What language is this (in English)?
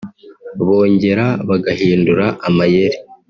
Kinyarwanda